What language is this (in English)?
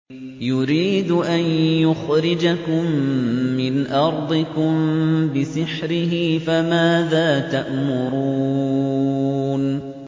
Arabic